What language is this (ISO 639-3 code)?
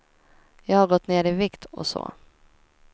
swe